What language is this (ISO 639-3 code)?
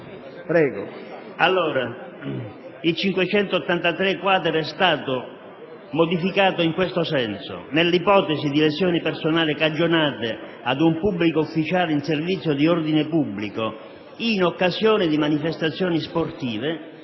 ita